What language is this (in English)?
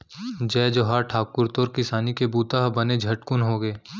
Chhattisgarhi